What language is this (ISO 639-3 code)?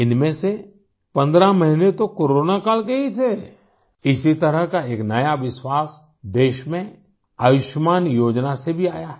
hin